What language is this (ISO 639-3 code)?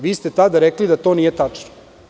srp